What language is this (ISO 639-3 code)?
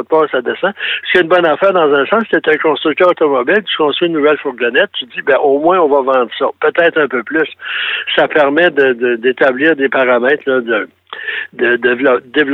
fra